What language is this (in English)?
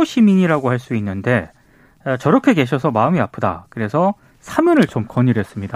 Korean